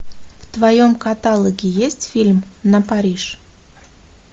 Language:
Russian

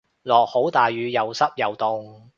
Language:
Cantonese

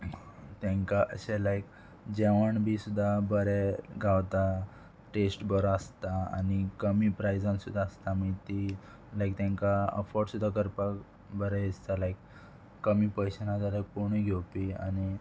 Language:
Konkani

